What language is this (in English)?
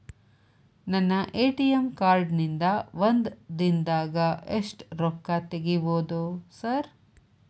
Kannada